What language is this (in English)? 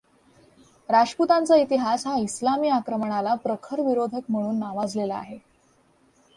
Marathi